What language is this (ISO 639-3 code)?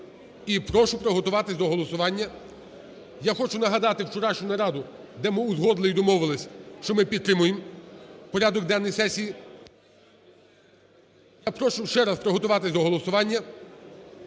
ukr